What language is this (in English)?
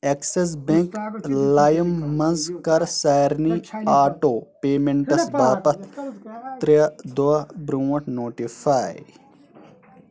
Kashmiri